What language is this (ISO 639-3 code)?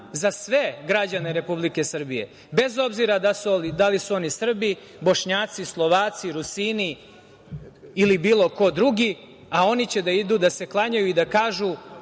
srp